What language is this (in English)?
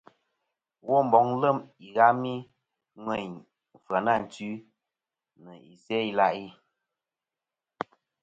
Kom